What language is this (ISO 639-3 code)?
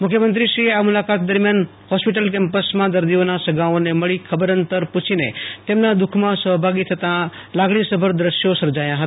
guj